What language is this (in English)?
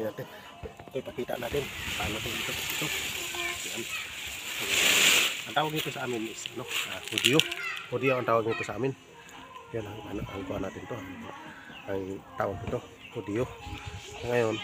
Indonesian